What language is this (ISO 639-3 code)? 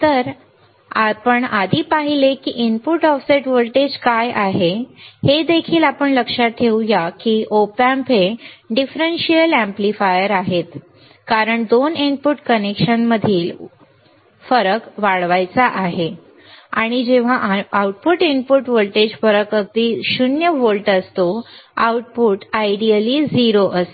mar